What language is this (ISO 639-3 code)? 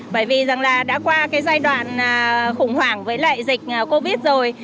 vie